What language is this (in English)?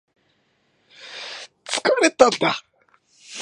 Japanese